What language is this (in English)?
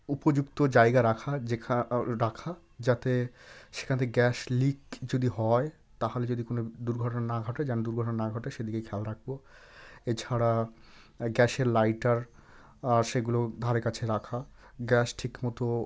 Bangla